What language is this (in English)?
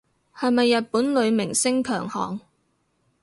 Cantonese